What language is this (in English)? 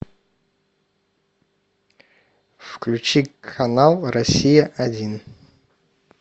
Russian